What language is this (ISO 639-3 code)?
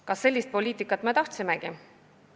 est